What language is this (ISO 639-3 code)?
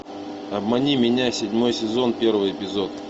rus